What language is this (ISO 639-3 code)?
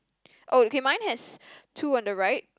eng